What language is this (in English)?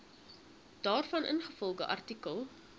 Afrikaans